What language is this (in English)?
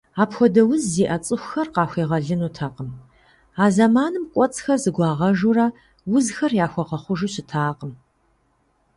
Kabardian